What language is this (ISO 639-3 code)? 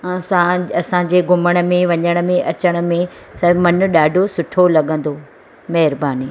snd